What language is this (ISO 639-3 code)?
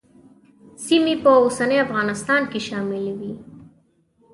pus